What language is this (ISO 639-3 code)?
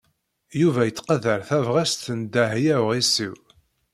kab